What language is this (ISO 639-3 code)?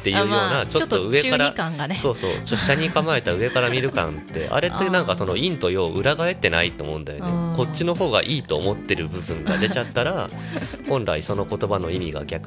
jpn